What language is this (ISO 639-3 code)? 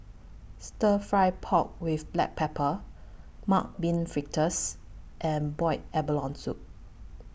eng